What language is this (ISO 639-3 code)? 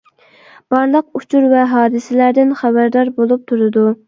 uig